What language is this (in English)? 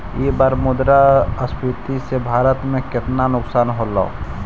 Magahi